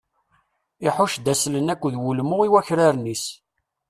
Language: Kabyle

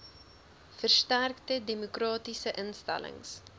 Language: Afrikaans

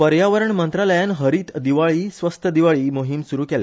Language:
Konkani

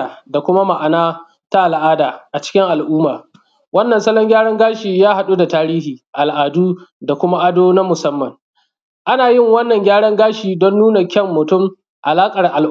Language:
Hausa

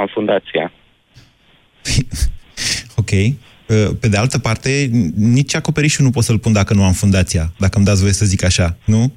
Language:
Romanian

